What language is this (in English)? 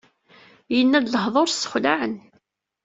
Kabyle